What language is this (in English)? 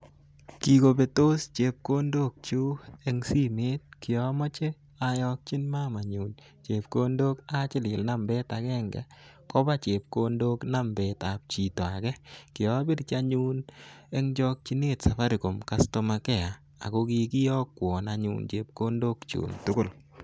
Kalenjin